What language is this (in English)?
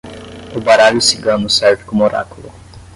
Portuguese